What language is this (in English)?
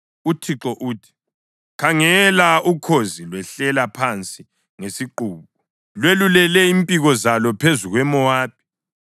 North Ndebele